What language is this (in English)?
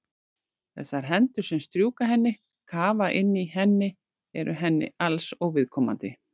Icelandic